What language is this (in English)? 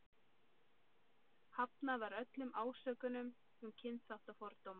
Icelandic